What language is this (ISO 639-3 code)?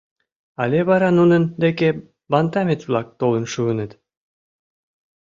chm